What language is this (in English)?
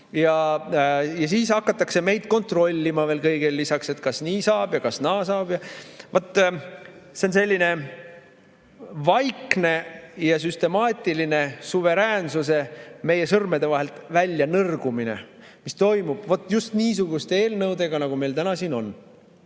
Estonian